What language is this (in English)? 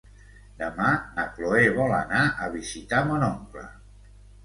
Catalan